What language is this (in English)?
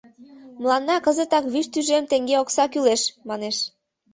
Mari